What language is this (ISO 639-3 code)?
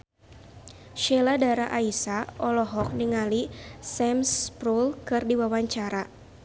sun